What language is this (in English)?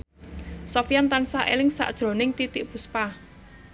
Javanese